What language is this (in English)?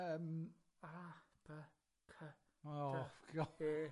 Welsh